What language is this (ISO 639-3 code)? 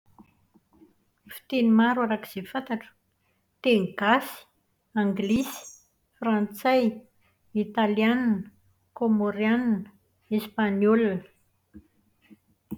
mlg